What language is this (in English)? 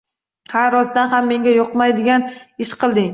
Uzbek